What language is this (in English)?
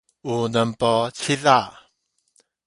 Min Nan Chinese